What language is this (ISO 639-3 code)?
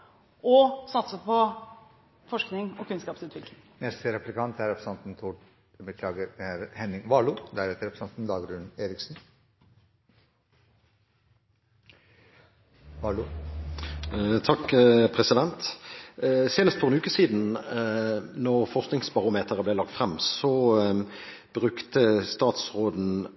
nob